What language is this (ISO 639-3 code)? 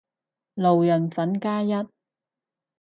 yue